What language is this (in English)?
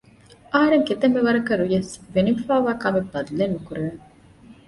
Divehi